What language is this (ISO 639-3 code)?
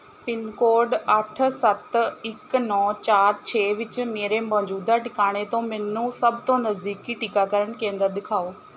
pan